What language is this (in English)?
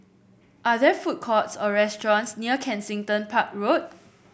English